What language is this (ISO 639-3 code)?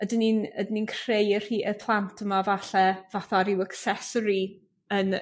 cym